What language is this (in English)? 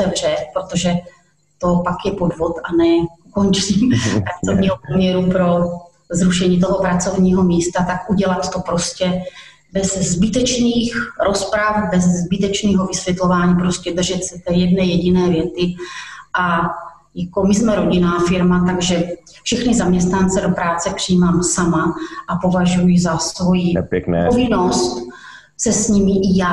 Czech